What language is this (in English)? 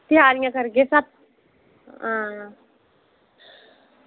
Dogri